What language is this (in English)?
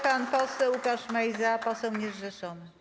Polish